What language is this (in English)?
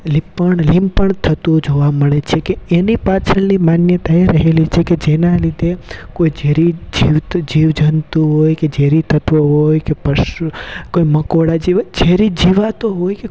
Gujarati